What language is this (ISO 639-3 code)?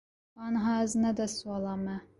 kur